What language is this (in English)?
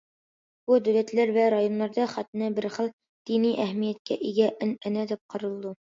Uyghur